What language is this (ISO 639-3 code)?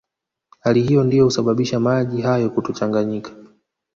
swa